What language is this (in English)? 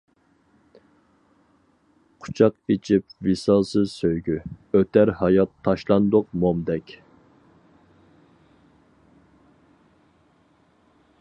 Uyghur